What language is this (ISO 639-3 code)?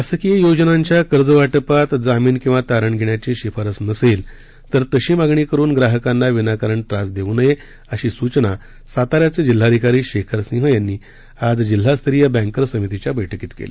mar